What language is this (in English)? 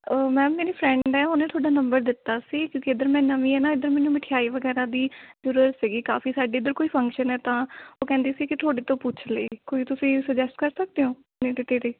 Punjabi